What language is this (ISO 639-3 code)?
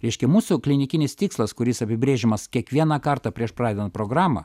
lit